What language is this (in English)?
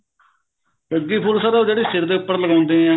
Punjabi